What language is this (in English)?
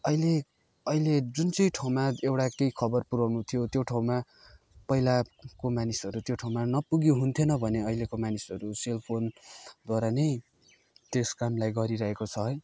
Nepali